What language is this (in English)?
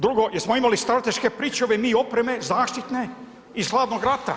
Croatian